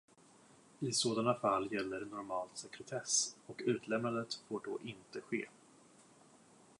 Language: Swedish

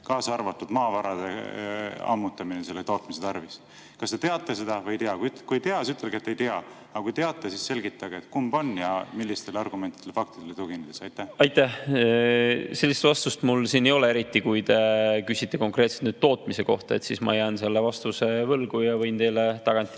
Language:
Estonian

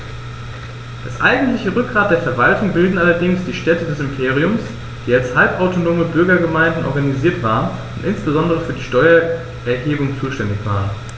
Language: German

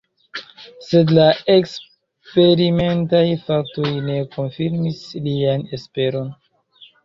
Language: Esperanto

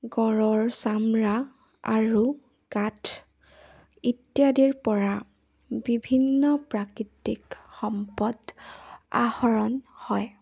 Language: Assamese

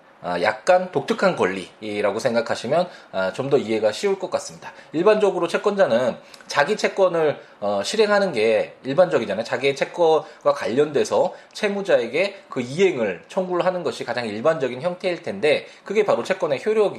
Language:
Korean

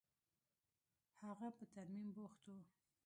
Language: Pashto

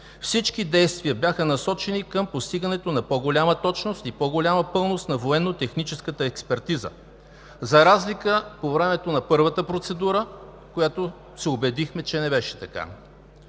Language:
Bulgarian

